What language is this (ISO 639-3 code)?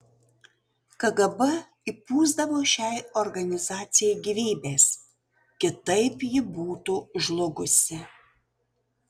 lit